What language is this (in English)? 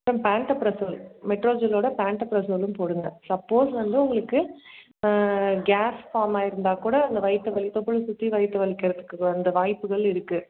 Tamil